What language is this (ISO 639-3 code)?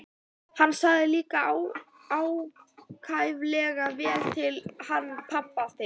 isl